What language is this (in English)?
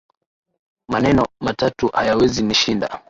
Swahili